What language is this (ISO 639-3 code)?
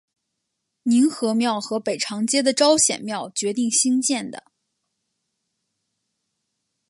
zho